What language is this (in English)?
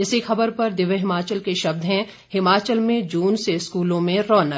Hindi